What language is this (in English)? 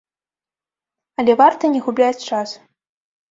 Belarusian